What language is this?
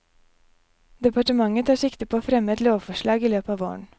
Norwegian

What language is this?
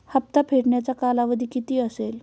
Marathi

